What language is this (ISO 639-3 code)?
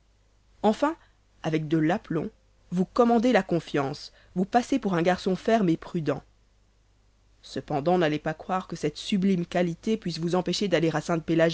fra